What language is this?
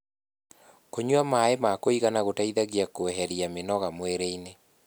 Kikuyu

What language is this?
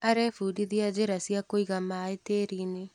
Kikuyu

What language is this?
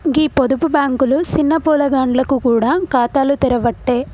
Telugu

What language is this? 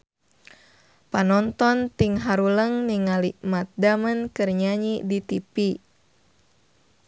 Sundanese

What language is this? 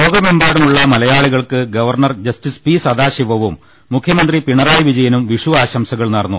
Malayalam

